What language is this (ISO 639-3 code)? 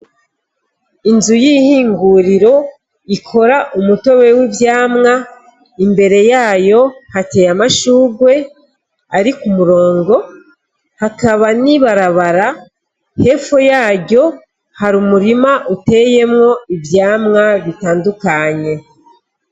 run